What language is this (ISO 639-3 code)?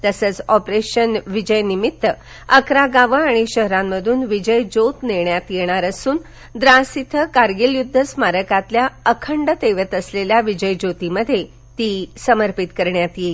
mar